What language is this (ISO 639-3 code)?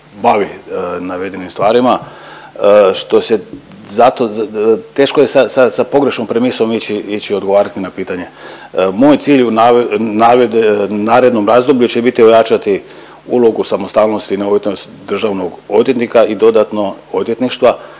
hrv